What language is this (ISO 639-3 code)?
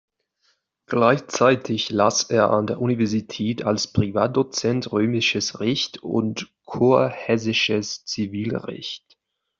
deu